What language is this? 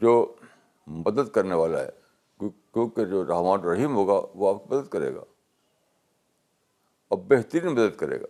Urdu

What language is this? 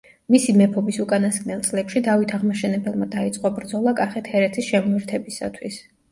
Georgian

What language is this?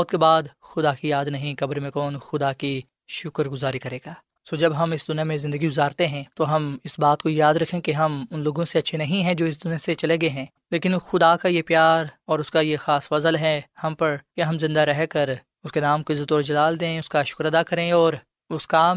Urdu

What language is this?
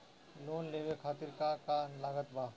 Bhojpuri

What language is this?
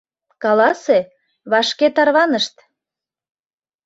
Mari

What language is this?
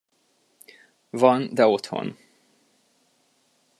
Hungarian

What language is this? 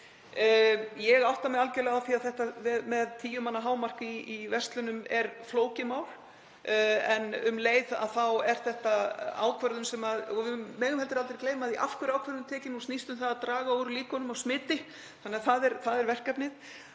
Icelandic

